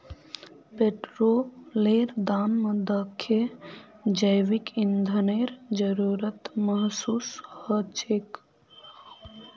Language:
Magahi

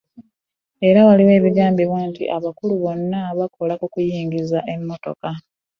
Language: Ganda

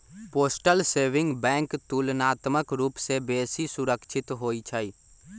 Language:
Magahi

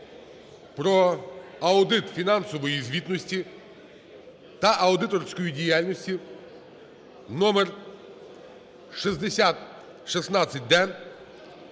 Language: Ukrainian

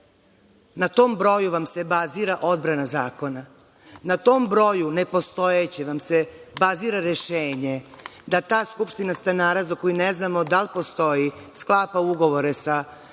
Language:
Serbian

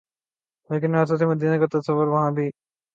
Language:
Urdu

